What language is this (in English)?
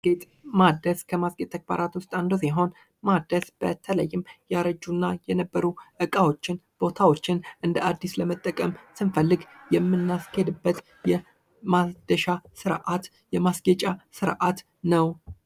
Amharic